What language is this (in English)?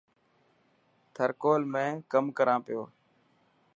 Dhatki